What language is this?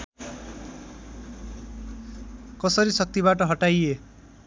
Nepali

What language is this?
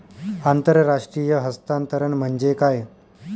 Marathi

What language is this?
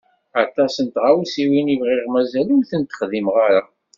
Kabyle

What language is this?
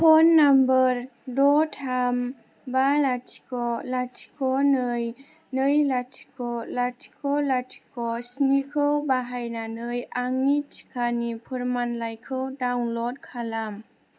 Bodo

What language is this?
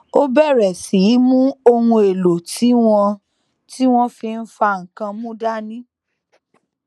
Yoruba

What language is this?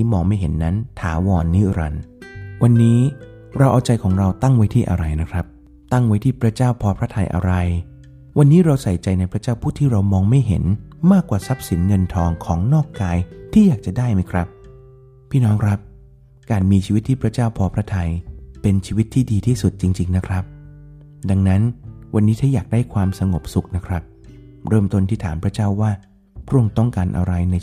Thai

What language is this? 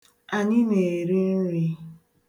Igbo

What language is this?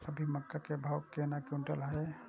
Maithili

